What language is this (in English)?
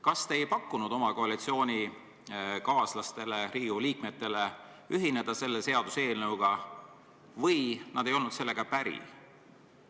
Estonian